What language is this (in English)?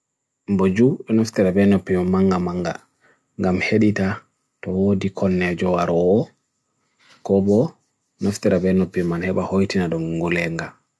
Bagirmi Fulfulde